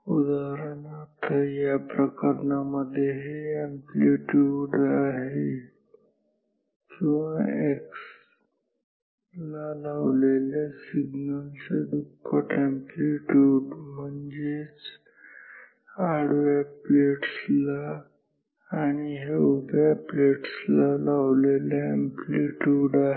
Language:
Marathi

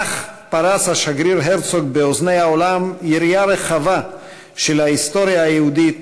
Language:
Hebrew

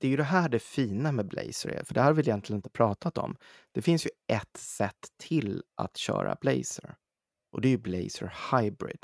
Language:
Swedish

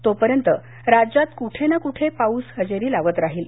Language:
Marathi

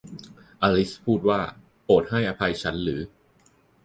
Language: Thai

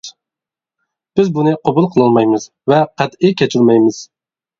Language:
Uyghur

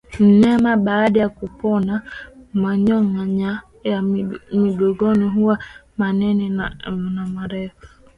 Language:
Swahili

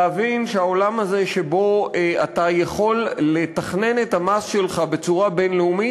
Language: Hebrew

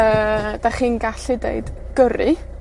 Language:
Welsh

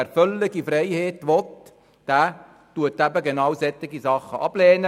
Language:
Swiss German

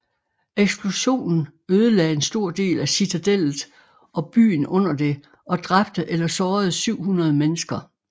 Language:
Danish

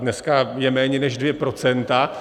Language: Czech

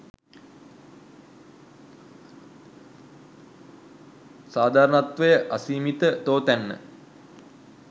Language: Sinhala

